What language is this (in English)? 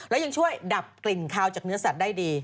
Thai